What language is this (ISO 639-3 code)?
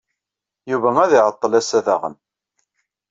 kab